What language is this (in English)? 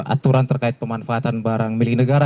Indonesian